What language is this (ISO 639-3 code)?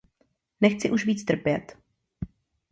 ces